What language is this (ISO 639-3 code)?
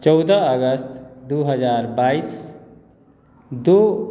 mai